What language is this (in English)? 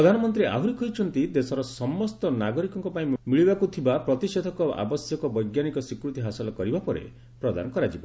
Odia